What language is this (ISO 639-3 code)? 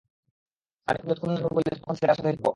ben